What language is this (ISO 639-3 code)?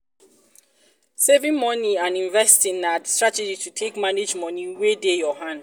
pcm